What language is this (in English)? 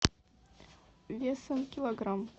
Russian